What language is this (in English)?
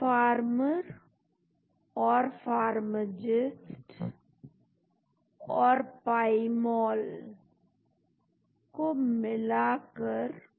Hindi